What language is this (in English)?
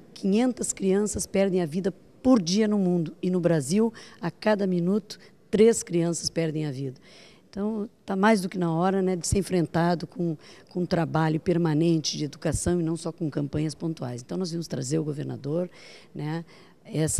Portuguese